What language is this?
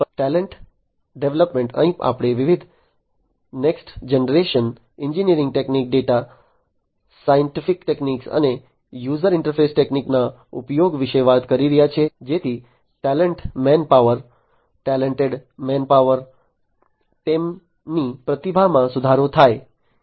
Gujarati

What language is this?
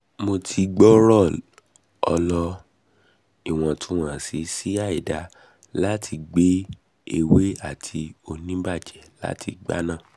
Yoruba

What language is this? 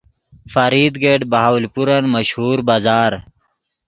Yidgha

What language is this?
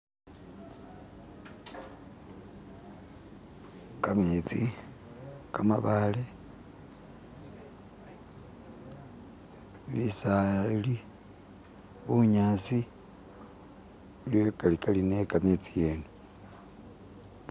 Masaaba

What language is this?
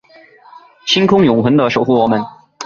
Chinese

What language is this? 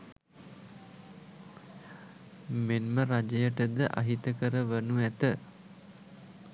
Sinhala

